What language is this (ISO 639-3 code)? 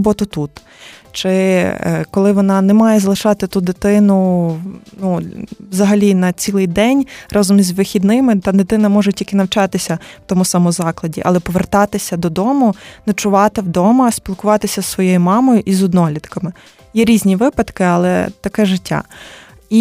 ukr